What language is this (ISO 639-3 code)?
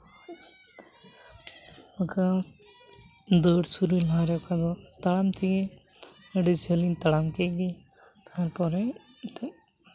sat